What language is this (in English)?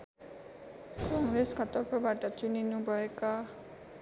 Nepali